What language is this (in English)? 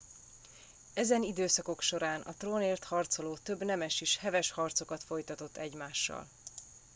Hungarian